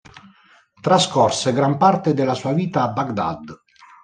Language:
Italian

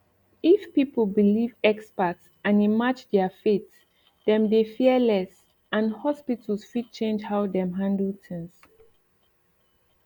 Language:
Nigerian Pidgin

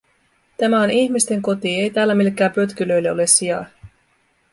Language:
Finnish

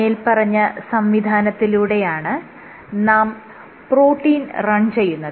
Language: Malayalam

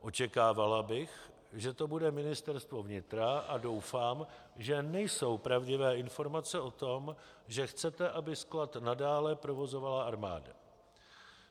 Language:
Czech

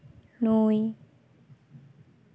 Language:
Santali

